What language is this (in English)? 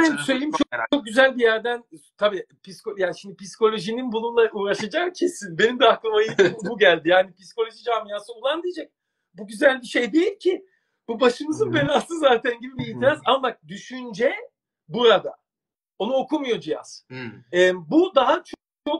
Turkish